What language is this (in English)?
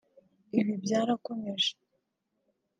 Kinyarwanda